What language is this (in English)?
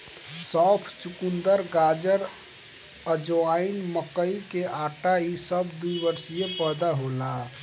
Bhojpuri